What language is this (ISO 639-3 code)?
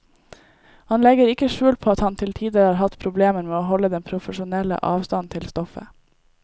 nor